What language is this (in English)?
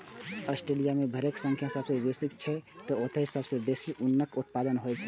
Maithili